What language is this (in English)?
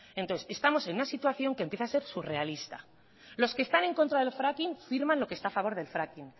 Spanish